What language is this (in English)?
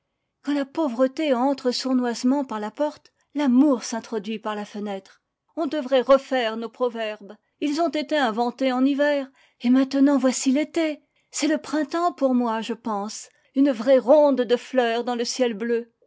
French